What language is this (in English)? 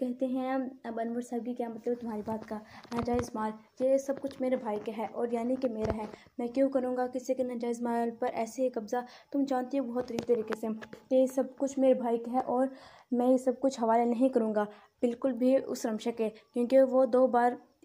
Hindi